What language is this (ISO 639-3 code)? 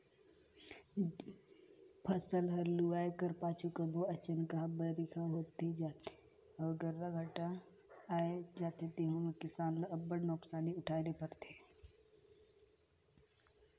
hne